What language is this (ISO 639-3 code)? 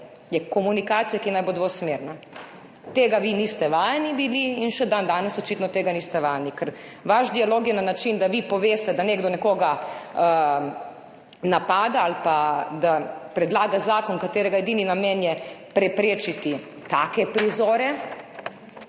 slv